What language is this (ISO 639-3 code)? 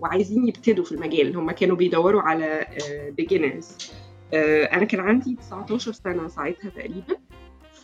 ara